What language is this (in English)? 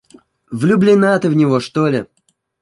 Russian